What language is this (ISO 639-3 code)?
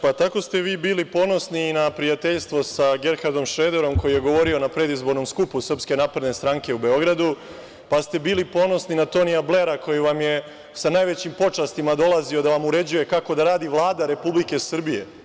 srp